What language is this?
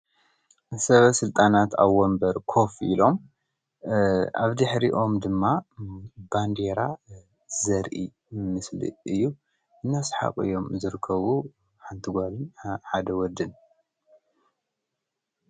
Tigrinya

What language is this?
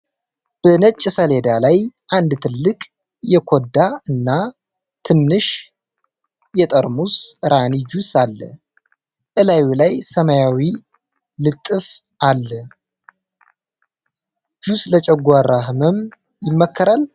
Amharic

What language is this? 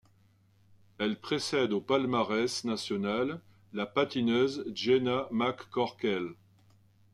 French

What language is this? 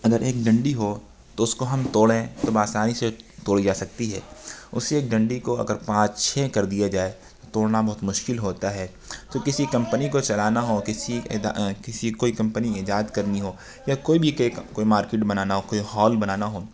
Urdu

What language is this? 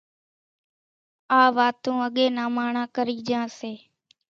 Kachi Koli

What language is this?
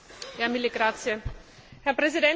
German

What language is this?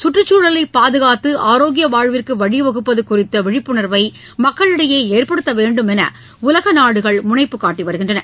Tamil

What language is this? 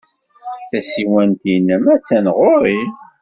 Kabyle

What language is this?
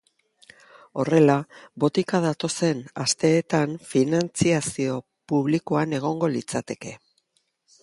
Basque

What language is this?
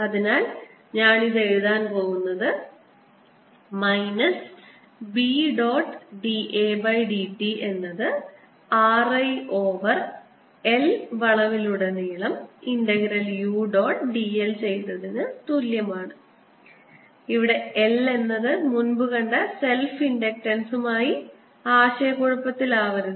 Malayalam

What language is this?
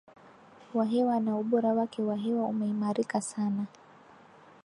Swahili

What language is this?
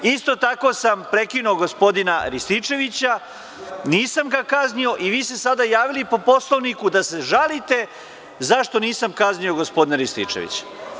Serbian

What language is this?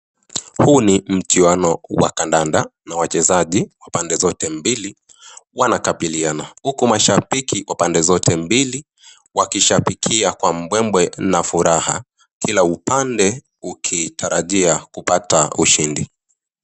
Swahili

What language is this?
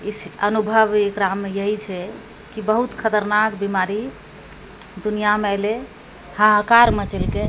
Maithili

